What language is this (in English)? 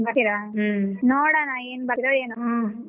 Kannada